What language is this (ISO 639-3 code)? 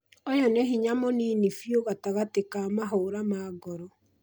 kik